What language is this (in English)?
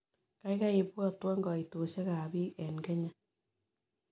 Kalenjin